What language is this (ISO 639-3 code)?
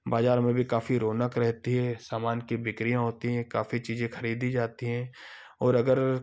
hin